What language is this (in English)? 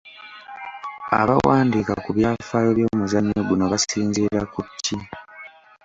Ganda